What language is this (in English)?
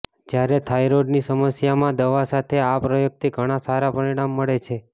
Gujarati